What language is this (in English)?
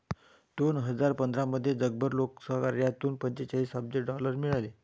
Marathi